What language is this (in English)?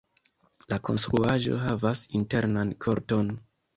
Esperanto